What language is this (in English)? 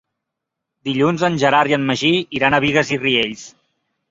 Catalan